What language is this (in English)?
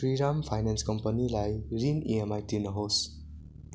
Nepali